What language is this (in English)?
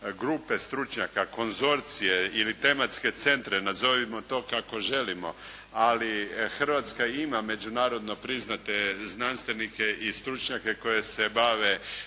Croatian